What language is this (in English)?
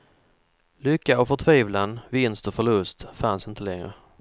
Swedish